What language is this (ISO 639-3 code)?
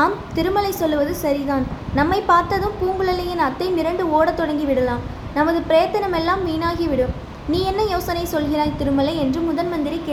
tam